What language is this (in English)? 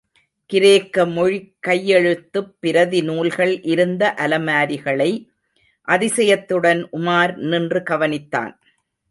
Tamil